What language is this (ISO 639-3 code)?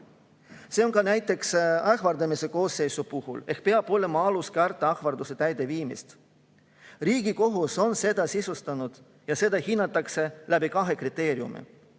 est